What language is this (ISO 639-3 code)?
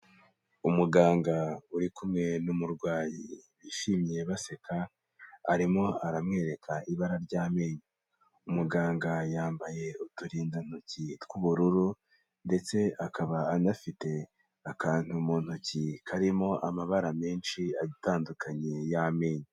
kin